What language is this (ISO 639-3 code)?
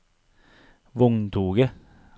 nor